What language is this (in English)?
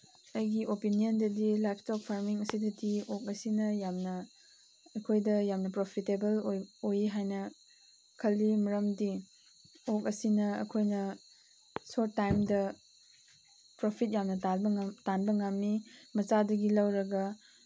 Manipuri